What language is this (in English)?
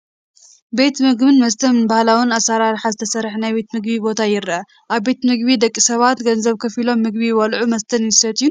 Tigrinya